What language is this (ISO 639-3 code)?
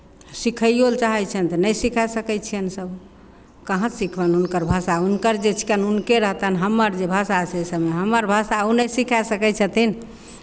mai